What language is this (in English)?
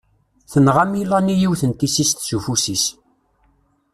Kabyle